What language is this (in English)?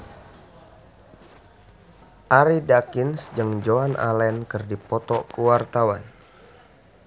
Sundanese